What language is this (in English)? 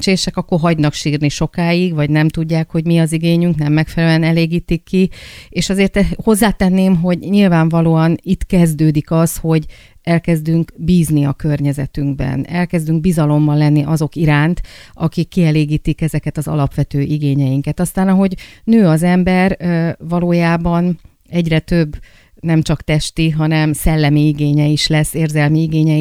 Hungarian